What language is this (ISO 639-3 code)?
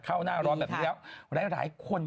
tha